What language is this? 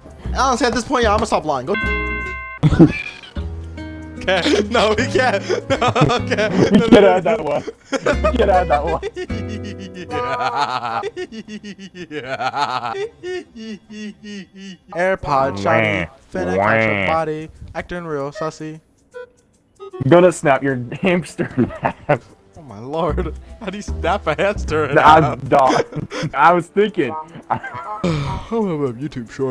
English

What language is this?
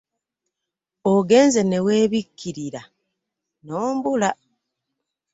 Ganda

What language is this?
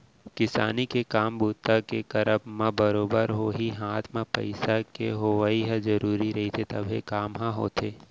Chhattisgarhi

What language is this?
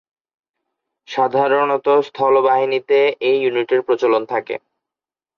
Bangla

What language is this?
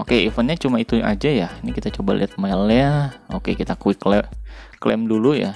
Indonesian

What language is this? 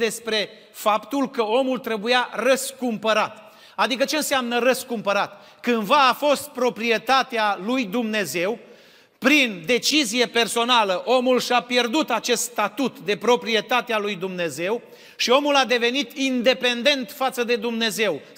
Romanian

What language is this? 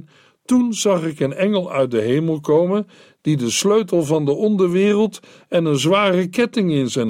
Dutch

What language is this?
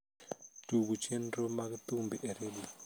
Luo (Kenya and Tanzania)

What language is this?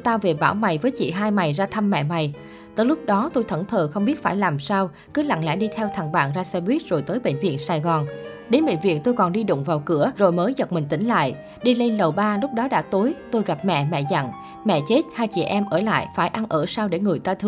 Vietnamese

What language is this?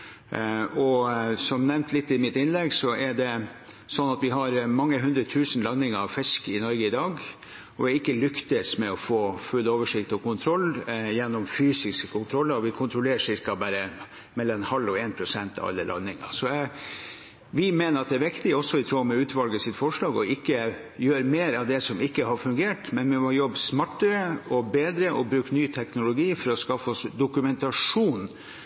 Norwegian Bokmål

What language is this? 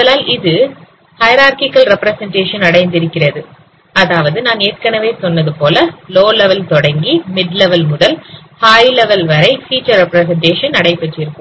Tamil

